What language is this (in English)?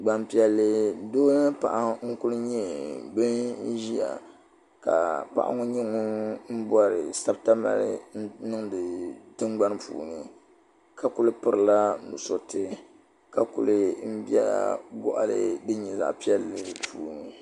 Dagbani